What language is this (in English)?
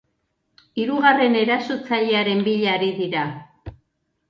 Basque